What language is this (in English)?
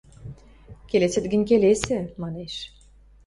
Western Mari